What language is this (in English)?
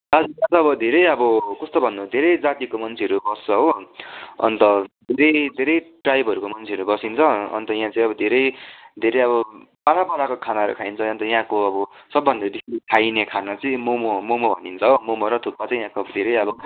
Nepali